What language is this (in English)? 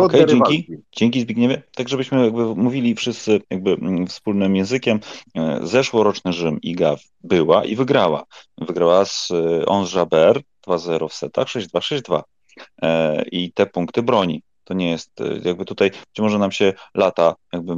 Polish